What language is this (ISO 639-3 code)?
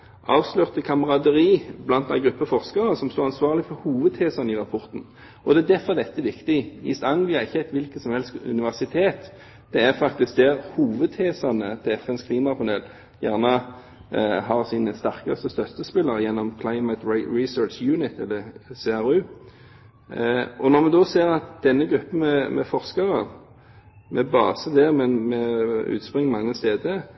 nob